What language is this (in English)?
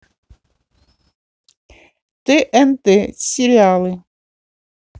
Russian